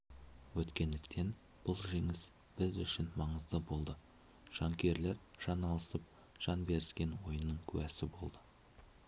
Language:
Kazakh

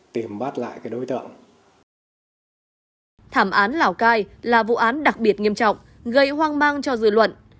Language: Vietnamese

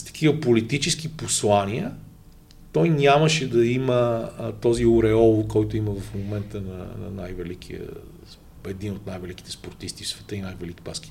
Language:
Bulgarian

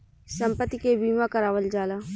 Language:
Bhojpuri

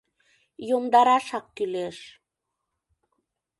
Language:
Mari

